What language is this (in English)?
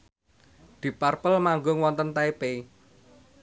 Javanese